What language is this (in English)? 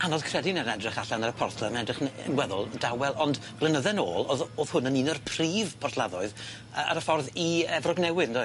Welsh